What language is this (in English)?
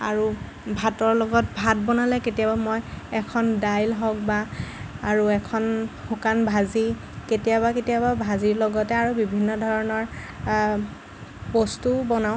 Assamese